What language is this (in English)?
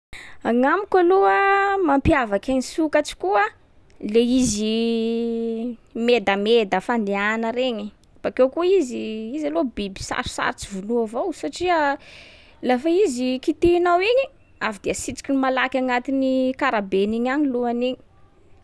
Sakalava Malagasy